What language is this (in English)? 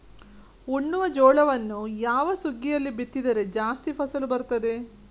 Kannada